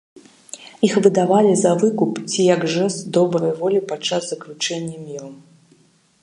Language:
Belarusian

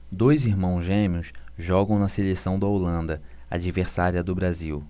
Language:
Portuguese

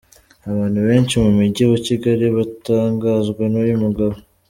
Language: Kinyarwanda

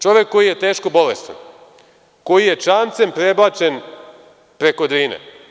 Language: Serbian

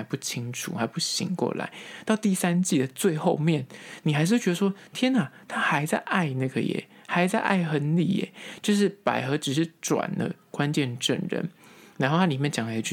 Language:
Chinese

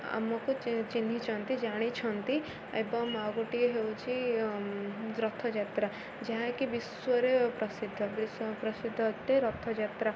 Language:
Odia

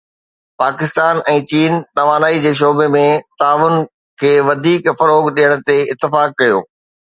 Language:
Sindhi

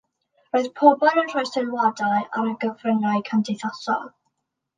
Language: Welsh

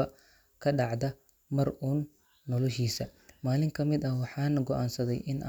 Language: Somali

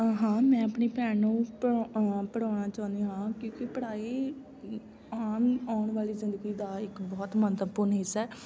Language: Punjabi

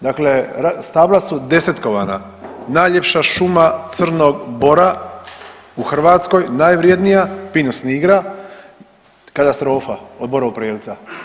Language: Croatian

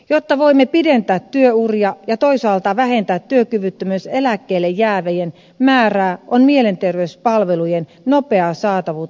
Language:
Finnish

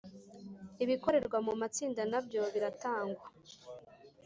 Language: Kinyarwanda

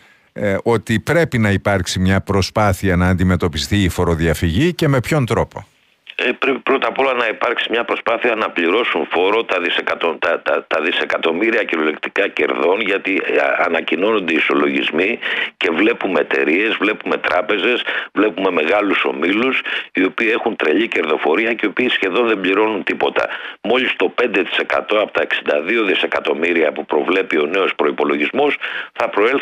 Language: Greek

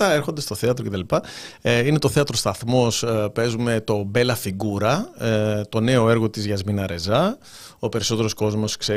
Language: Greek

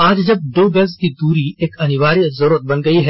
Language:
Hindi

